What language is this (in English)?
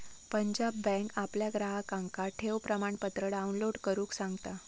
Marathi